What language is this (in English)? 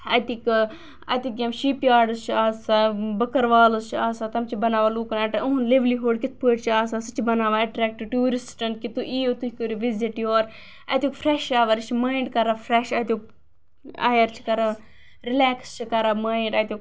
Kashmiri